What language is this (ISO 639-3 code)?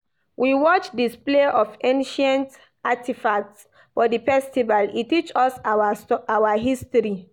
pcm